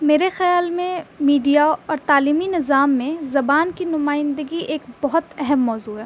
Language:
Urdu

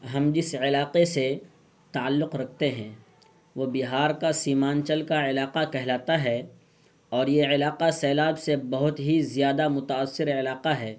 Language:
Urdu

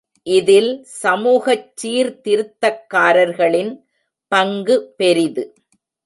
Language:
Tamil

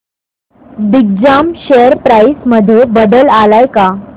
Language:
Marathi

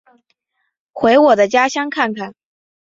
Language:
Chinese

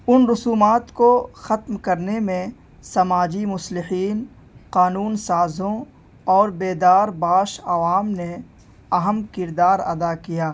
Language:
Urdu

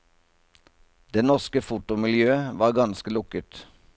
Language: Norwegian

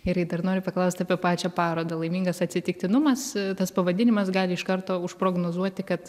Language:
Lithuanian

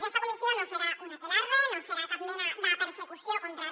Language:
Catalan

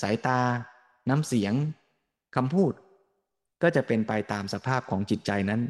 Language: Thai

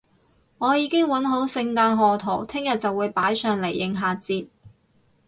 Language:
Cantonese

